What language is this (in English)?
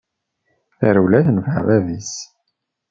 Kabyle